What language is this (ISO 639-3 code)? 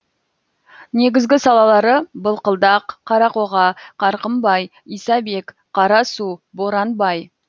kaz